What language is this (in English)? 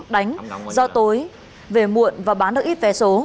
Vietnamese